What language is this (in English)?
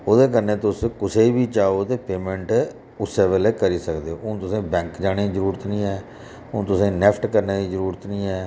Dogri